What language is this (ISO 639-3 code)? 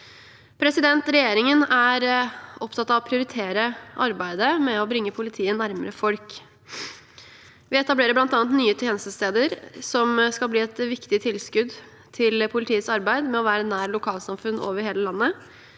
nor